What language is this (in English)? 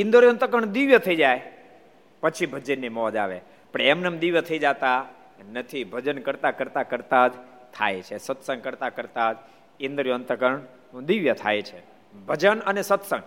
Gujarati